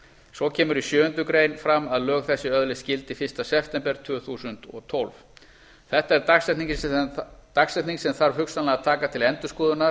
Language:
Icelandic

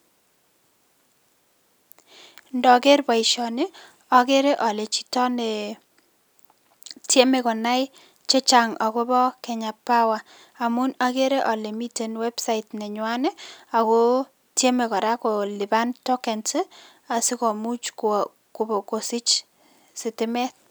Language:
Kalenjin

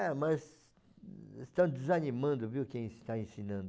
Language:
Portuguese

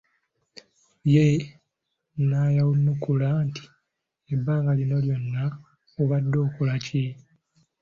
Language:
Ganda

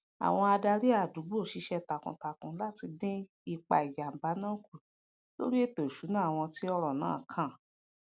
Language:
Yoruba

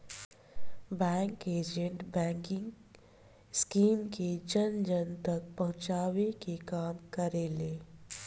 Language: Bhojpuri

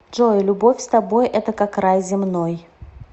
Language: Russian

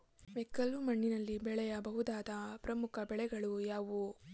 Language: Kannada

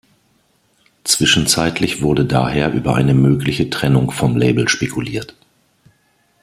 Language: German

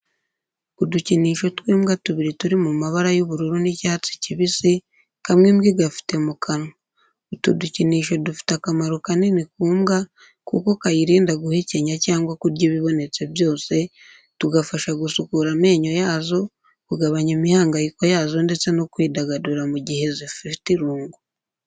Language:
Kinyarwanda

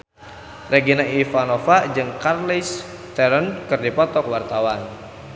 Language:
Sundanese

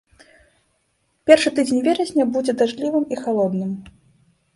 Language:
Belarusian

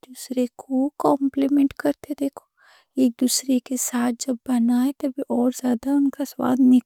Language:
Deccan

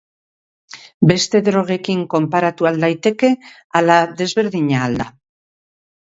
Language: Basque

